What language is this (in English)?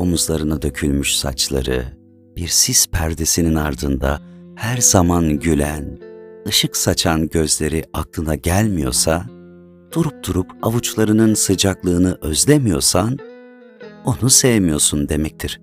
Turkish